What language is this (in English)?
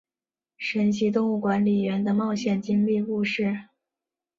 Chinese